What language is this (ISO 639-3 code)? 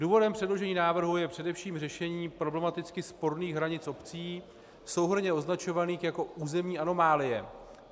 ces